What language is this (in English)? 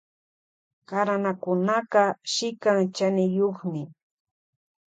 Loja Highland Quichua